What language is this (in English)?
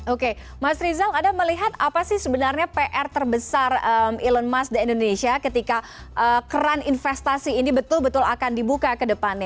Indonesian